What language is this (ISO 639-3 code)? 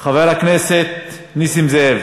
heb